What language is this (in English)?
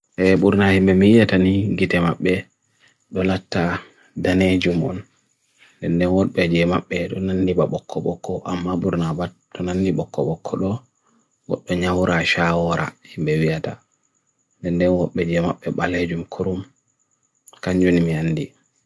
Bagirmi Fulfulde